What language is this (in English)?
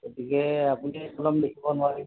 Assamese